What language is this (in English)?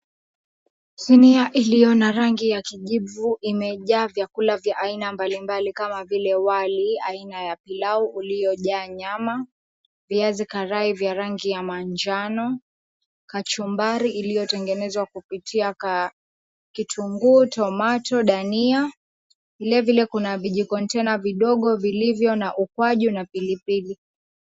Swahili